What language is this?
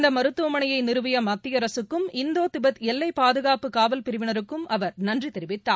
Tamil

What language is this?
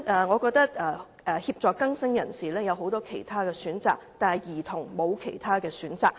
Cantonese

